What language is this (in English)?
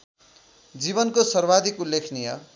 Nepali